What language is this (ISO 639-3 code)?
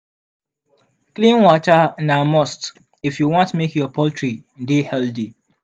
pcm